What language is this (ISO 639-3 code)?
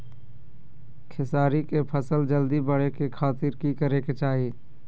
mag